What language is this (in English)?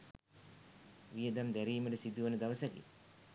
Sinhala